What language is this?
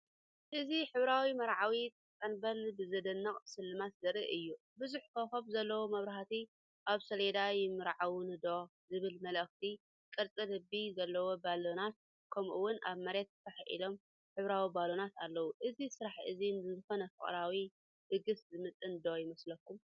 Tigrinya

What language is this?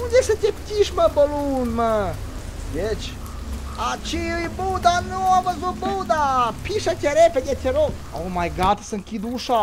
Romanian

